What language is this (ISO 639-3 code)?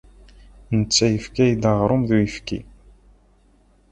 kab